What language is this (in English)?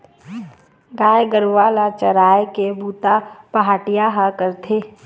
Chhattisgarhi